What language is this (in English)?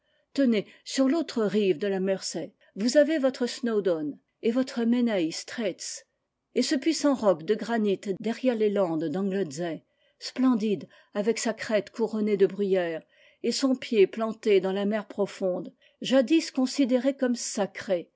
French